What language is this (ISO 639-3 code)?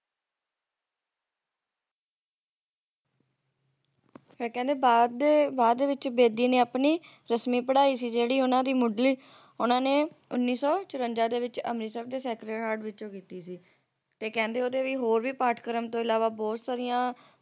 pan